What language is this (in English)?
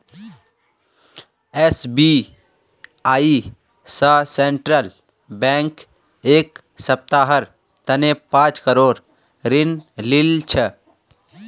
Magahi